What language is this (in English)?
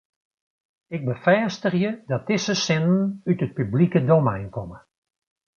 Western Frisian